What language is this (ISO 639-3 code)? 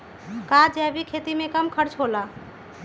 mag